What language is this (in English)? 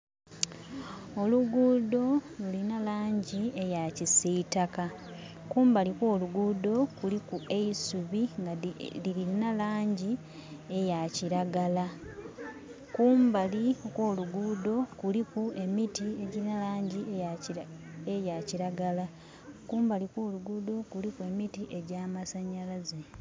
Soga